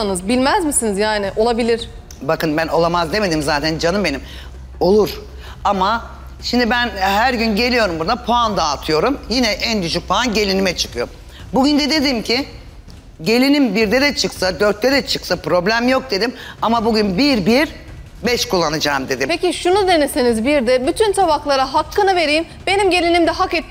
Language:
Turkish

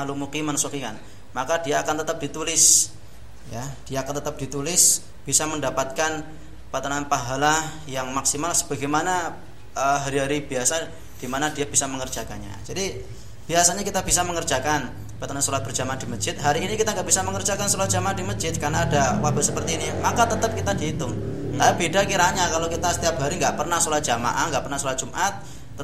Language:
Indonesian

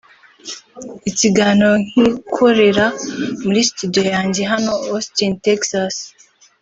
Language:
Kinyarwanda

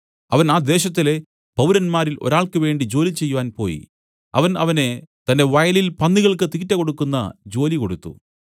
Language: Malayalam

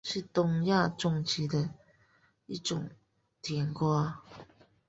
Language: Chinese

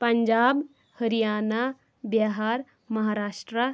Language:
Kashmiri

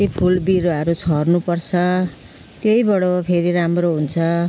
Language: Nepali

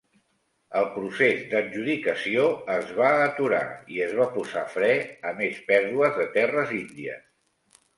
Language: Catalan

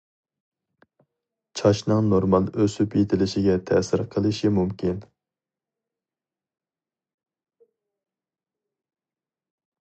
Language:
Uyghur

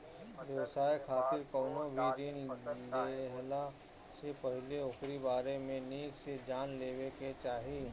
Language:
Bhojpuri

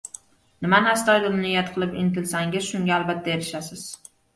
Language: Uzbek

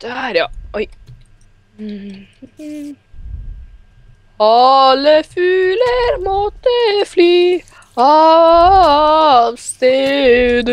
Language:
Norwegian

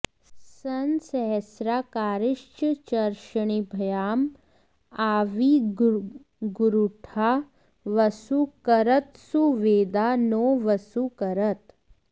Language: Sanskrit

